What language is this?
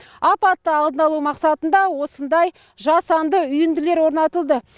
Kazakh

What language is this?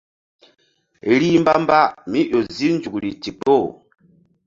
Mbum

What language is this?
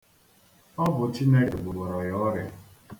Igbo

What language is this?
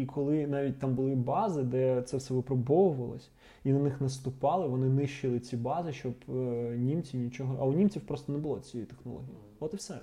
Ukrainian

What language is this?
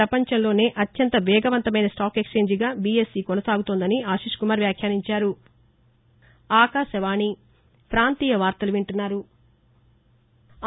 Telugu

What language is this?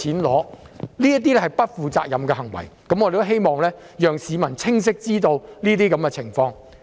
Cantonese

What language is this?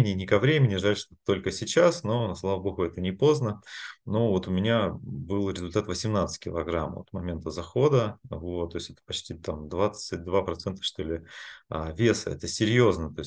Russian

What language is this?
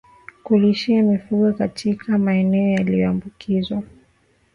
Swahili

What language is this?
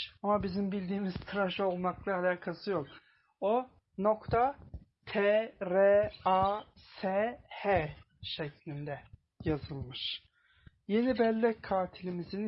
Turkish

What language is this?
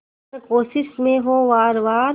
Hindi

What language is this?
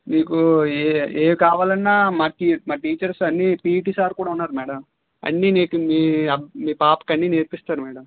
Telugu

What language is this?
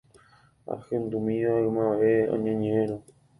Guarani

